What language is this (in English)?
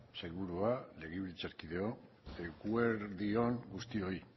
Basque